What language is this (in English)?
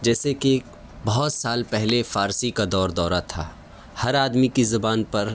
Urdu